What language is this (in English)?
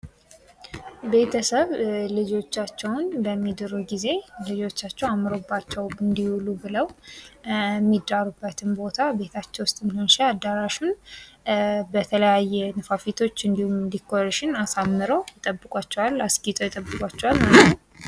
Amharic